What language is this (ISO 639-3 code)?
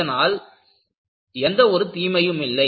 tam